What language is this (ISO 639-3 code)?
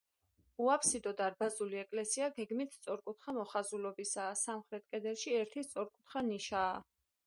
kat